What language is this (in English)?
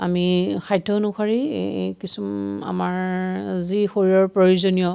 Assamese